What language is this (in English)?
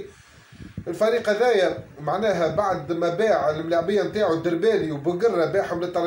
Arabic